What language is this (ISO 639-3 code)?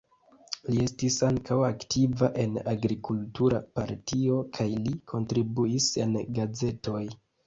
epo